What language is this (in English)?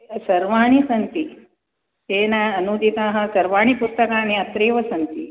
Sanskrit